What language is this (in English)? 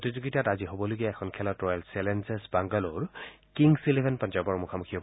Assamese